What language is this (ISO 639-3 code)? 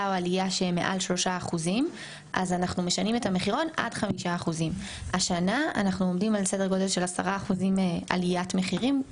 heb